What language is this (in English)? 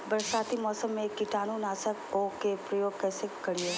Magahi